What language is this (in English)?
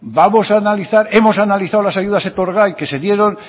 Spanish